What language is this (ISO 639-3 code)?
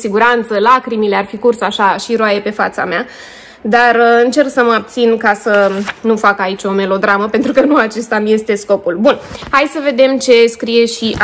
ron